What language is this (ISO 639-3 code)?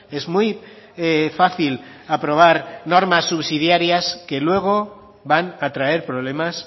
spa